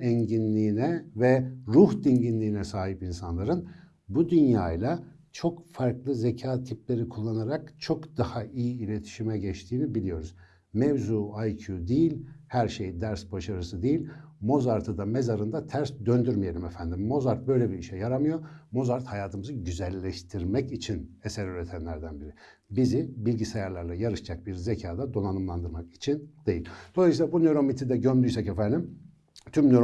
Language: Turkish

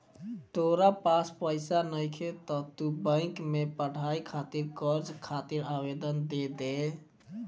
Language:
Bhojpuri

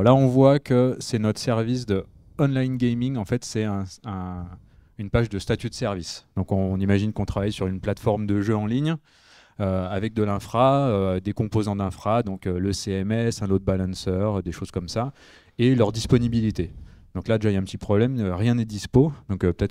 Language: French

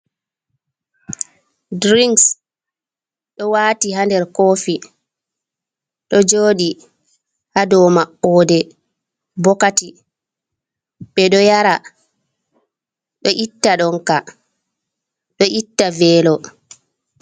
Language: Fula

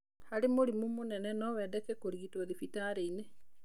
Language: Kikuyu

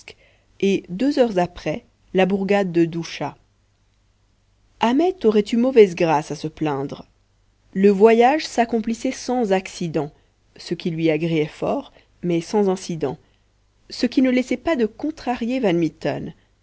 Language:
French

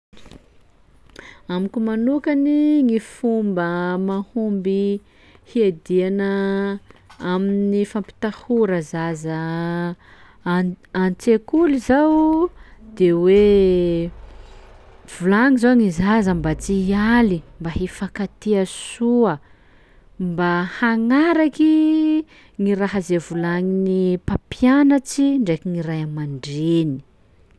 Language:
Sakalava Malagasy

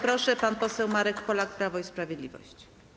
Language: Polish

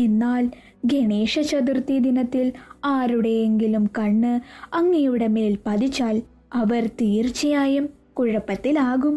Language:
Malayalam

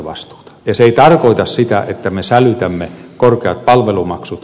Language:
Finnish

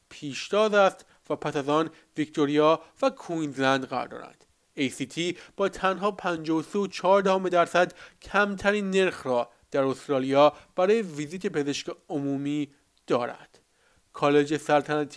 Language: Persian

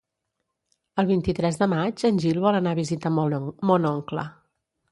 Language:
Catalan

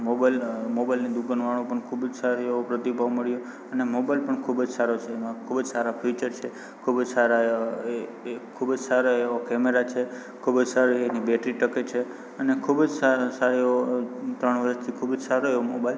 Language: Gujarati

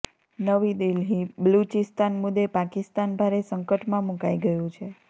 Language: Gujarati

